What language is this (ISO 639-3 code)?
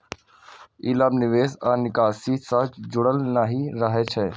mai